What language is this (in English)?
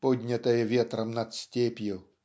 Russian